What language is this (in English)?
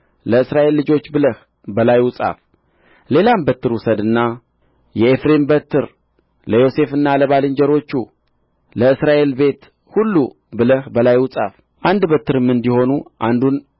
Amharic